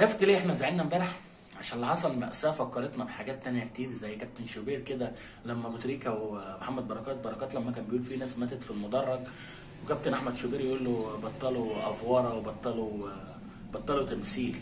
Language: Arabic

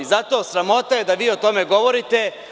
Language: Serbian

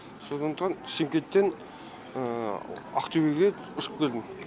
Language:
Kazakh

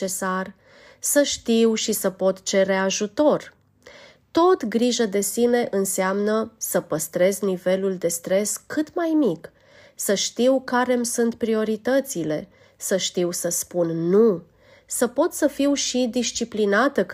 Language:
Romanian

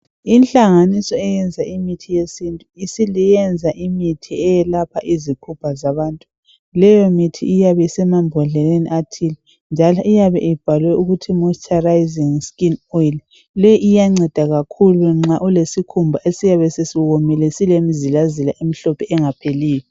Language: North Ndebele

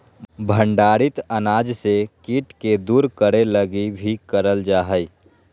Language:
Magahi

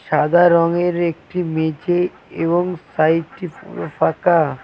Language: Bangla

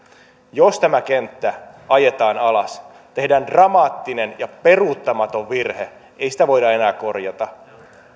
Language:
Finnish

